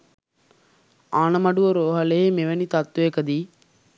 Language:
Sinhala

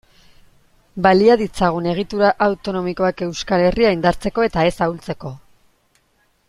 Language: Basque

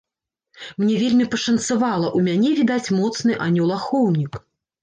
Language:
Belarusian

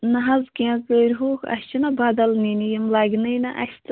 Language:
Kashmiri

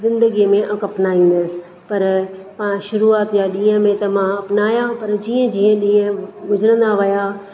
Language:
Sindhi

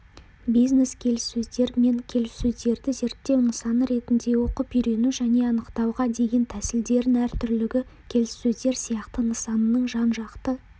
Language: Kazakh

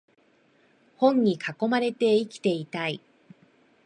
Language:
Japanese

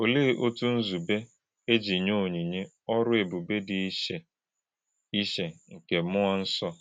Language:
Igbo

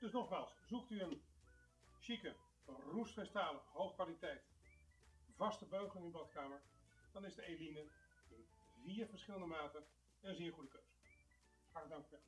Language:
Dutch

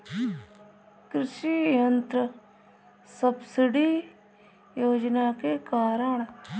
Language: Bhojpuri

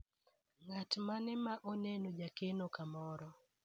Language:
Luo (Kenya and Tanzania)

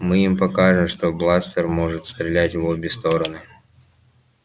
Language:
Russian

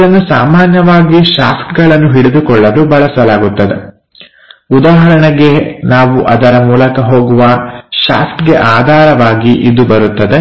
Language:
Kannada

